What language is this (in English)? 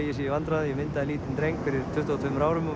Icelandic